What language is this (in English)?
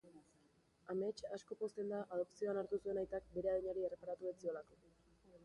Basque